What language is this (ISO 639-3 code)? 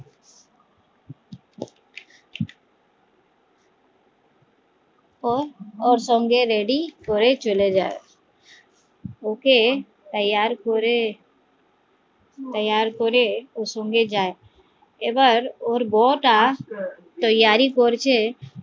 ben